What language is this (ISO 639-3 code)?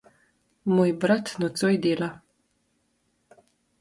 slv